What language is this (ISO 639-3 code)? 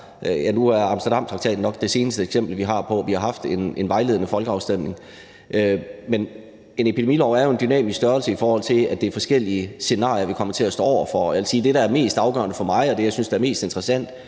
dan